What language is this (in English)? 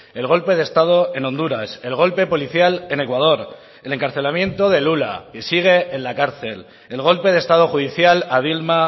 Spanish